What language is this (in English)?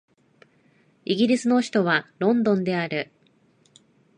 Japanese